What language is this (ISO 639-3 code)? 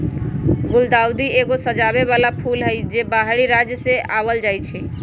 mag